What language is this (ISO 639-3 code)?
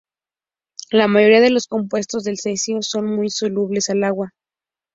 spa